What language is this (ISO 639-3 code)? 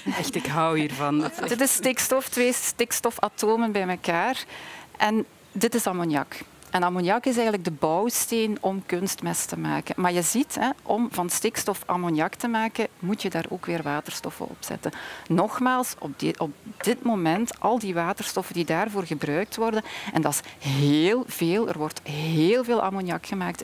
nld